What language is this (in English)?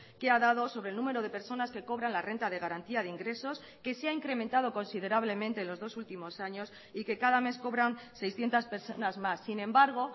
Spanish